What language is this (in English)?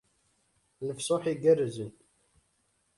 Kabyle